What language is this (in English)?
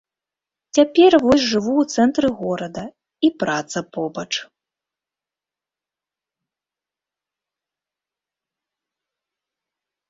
Belarusian